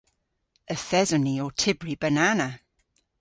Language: Cornish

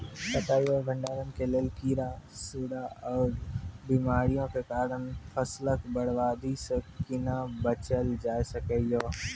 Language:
Maithili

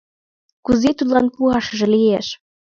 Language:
Mari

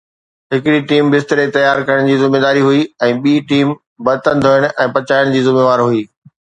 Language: Sindhi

